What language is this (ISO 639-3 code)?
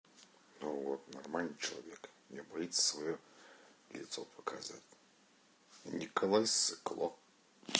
rus